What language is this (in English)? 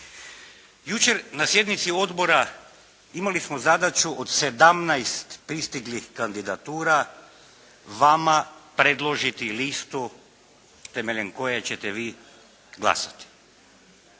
Croatian